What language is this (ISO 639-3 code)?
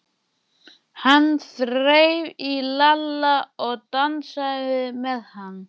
isl